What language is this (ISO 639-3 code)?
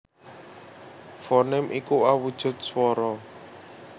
jav